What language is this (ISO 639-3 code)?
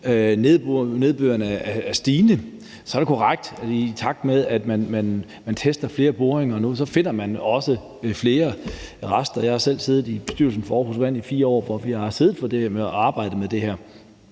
dan